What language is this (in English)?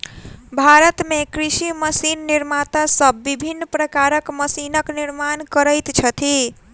Maithili